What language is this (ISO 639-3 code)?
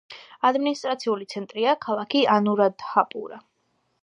kat